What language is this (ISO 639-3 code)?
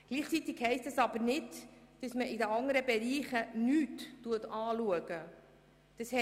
gsw